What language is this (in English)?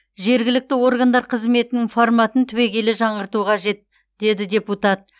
Kazakh